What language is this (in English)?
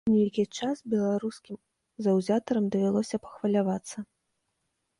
Belarusian